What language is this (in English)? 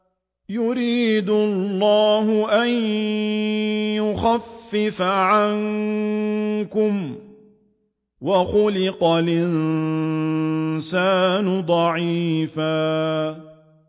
Arabic